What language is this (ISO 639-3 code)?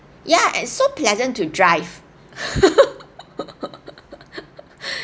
eng